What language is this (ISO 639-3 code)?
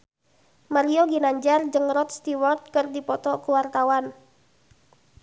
sun